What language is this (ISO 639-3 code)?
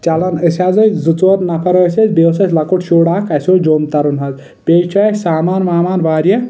kas